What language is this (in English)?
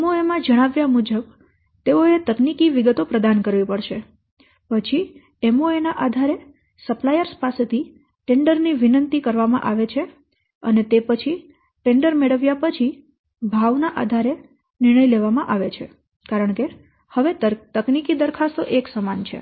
Gujarati